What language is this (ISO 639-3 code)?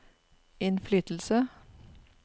nor